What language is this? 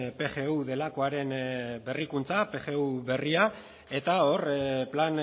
Basque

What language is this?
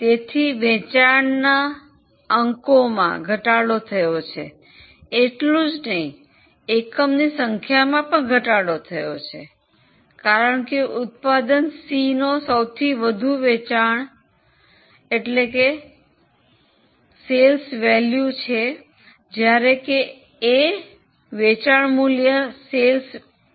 Gujarati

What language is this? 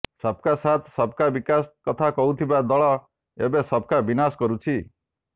Odia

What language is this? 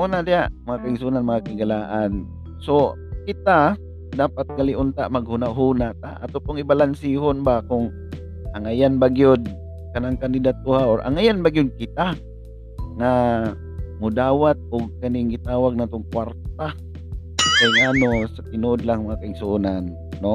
Filipino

